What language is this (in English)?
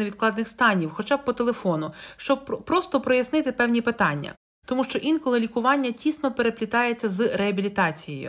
Ukrainian